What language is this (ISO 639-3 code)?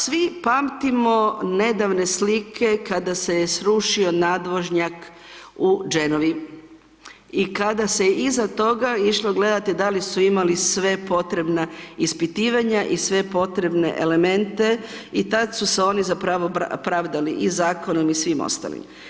hrv